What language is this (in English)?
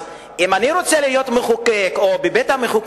Hebrew